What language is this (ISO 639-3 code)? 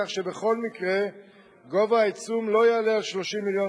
heb